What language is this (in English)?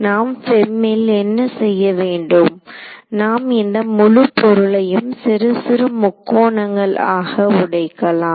Tamil